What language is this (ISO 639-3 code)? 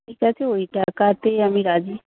ben